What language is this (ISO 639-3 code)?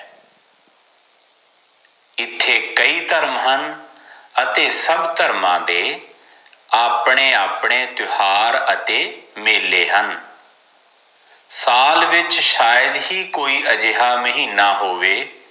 pan